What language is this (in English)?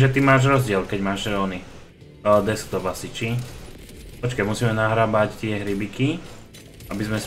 Slovak